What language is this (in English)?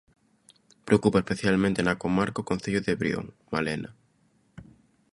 Galician